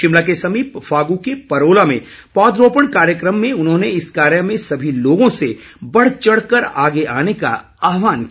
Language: Hindi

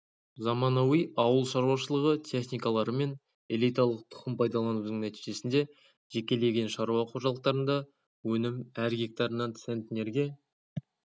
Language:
Kazakh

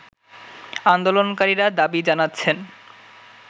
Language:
Bangla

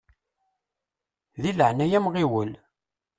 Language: Kabyle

